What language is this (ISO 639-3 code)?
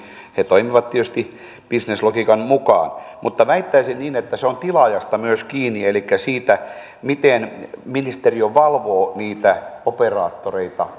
fin